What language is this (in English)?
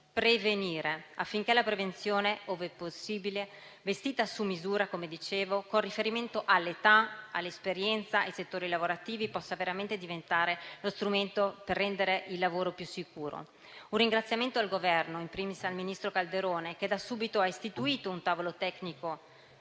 Italian